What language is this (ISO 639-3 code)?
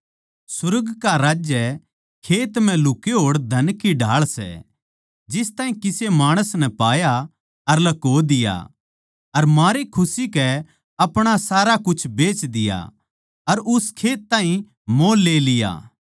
bgc